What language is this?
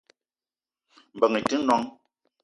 Eton (Cameroon)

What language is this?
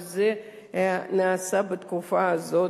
Hebrew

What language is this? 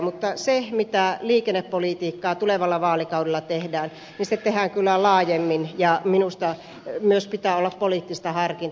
Finnish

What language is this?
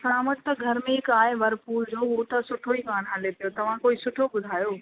Sindhi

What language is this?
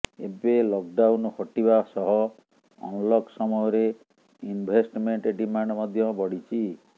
Odia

